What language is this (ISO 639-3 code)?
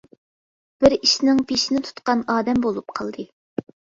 uig